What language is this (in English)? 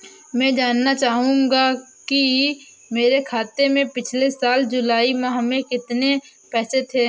Hindi